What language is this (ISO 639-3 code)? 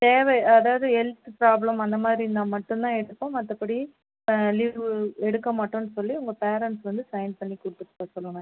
tam